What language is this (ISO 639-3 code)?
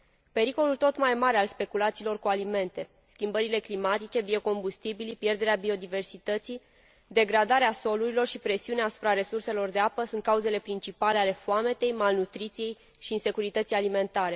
ron